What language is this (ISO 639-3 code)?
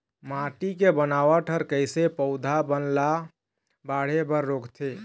hne